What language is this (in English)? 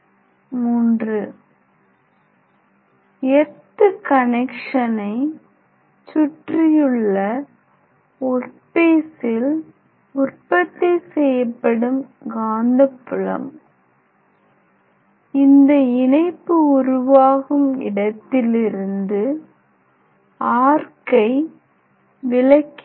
Tamil